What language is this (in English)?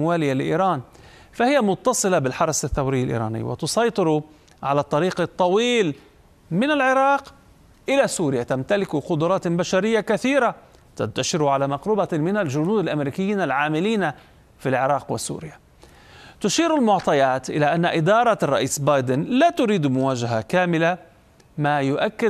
Arabic